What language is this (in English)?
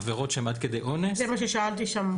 Hebrew